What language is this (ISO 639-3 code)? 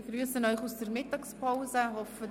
gsw